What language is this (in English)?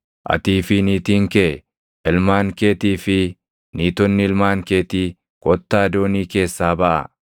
Oromo